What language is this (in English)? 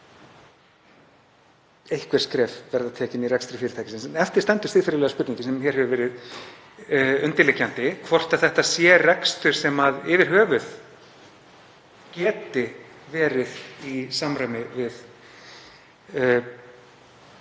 Icelandic